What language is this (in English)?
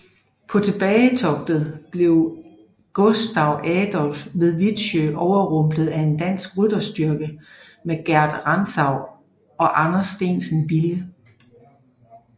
Danish